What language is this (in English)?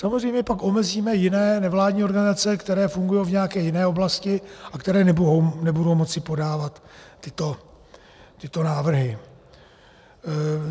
Czech